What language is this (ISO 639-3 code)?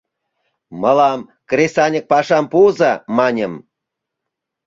chm